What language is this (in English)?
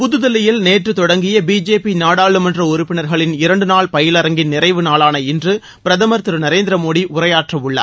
Tamil